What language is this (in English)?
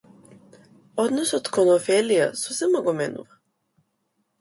Macedonian